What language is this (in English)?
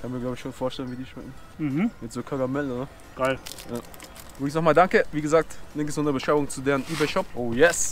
German